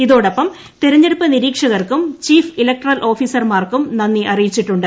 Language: Malayalam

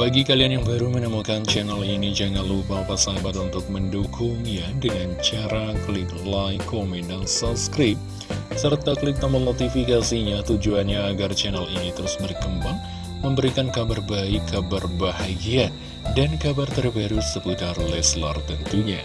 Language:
Indonesian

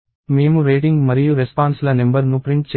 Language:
Telugu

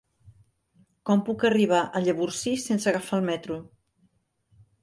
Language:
Catalan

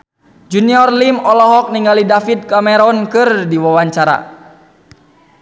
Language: Sundanese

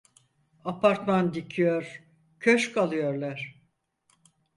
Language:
Turkish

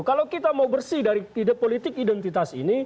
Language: Indonesian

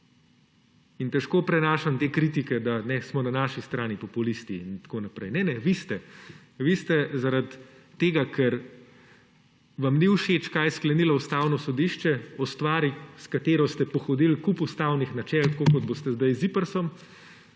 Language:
Slovenian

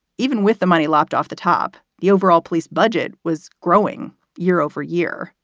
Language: English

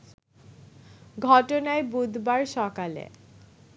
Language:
Bangla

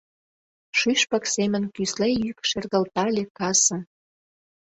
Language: Mari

